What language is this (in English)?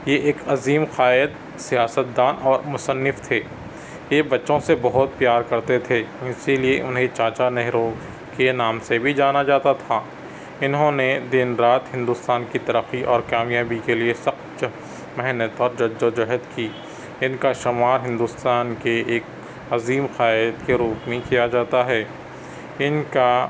Urdu